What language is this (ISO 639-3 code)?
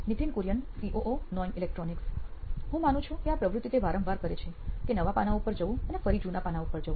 guj